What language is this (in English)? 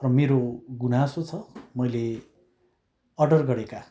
Nepali